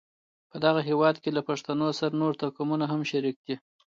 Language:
Pashto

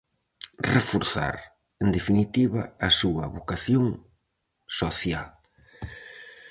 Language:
Galician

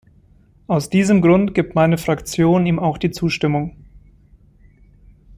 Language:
German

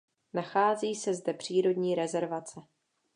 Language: Czech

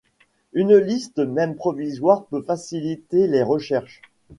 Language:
French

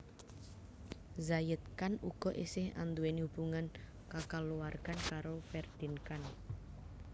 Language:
Javanese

